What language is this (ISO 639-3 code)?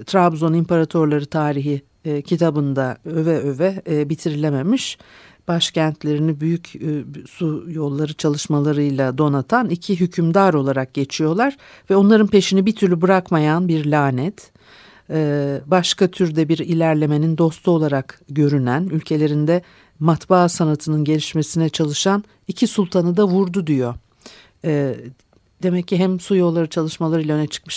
tur